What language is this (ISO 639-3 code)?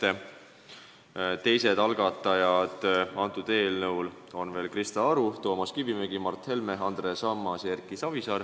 est